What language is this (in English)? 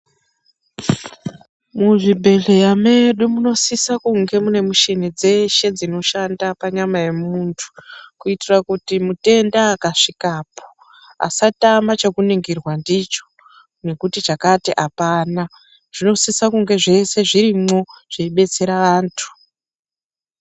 Ndau